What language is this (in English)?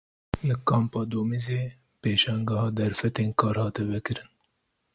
Kurdish